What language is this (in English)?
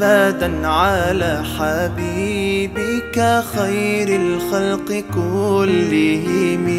Arabic